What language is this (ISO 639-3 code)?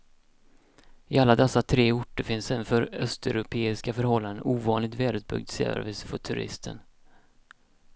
swe